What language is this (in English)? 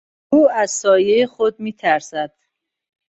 Persian